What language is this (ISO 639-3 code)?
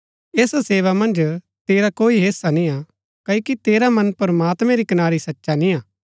gbk